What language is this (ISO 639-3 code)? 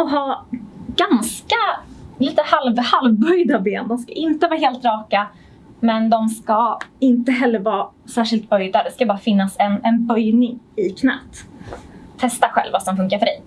swe